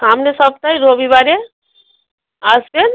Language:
Bangla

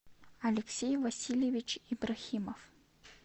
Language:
Russian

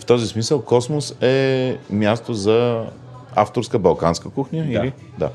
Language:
Bulgarian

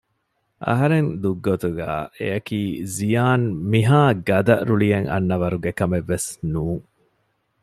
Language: Divehi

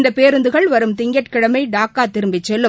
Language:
Tamil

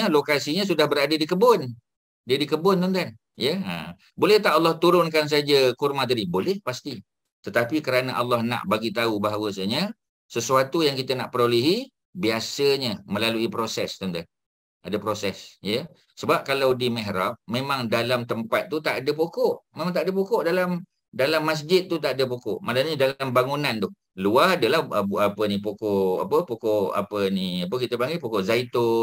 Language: Malay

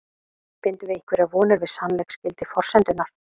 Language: Icelandic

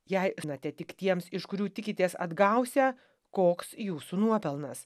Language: Lithuanian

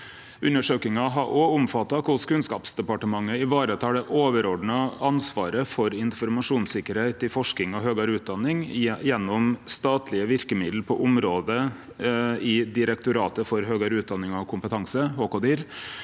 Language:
Norwegian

